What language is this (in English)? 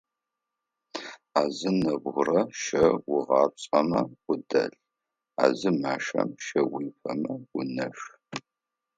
Adyghe